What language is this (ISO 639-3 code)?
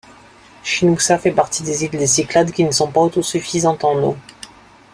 fra